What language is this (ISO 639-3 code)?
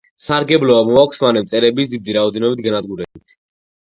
kat